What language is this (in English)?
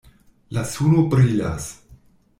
Esperanto